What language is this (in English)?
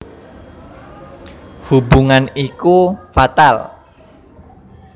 Javanese